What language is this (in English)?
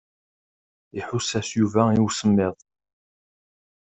Kabyle